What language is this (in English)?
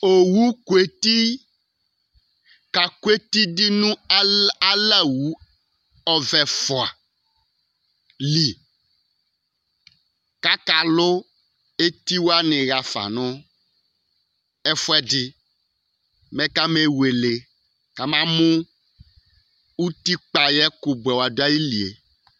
Ikposo